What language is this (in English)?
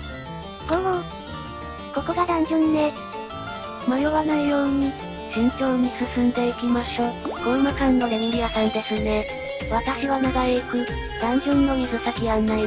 Japanese